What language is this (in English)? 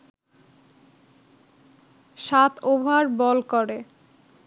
Bangla